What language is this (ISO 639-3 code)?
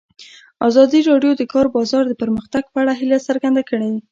pus